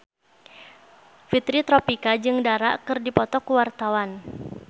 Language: Sundanese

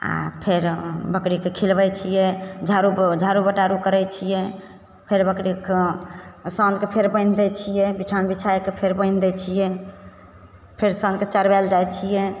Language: Maithili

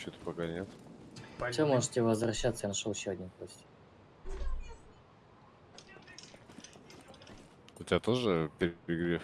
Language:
Russian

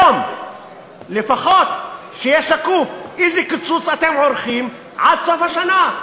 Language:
Hebrew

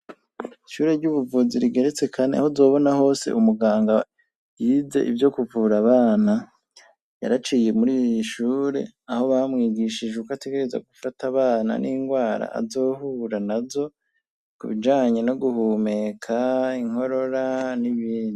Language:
Rundi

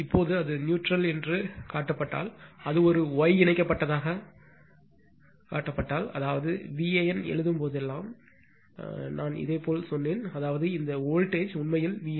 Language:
Tamil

